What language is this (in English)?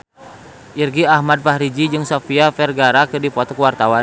Sundanese